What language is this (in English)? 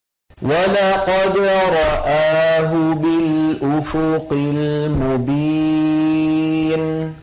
Arabic